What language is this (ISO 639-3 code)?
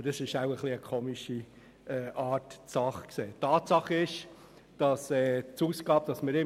gsw